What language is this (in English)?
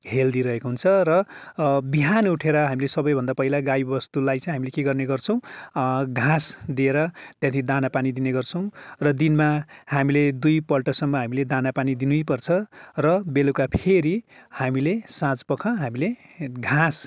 Nepali